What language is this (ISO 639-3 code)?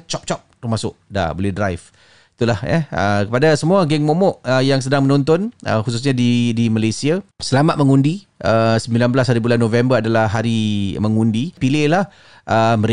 msa